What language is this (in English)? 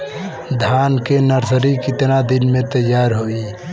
Bhojpuri